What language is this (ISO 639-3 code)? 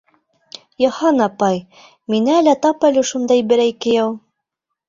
bak